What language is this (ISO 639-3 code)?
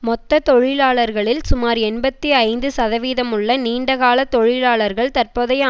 tam